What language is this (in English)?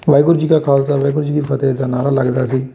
Punjabi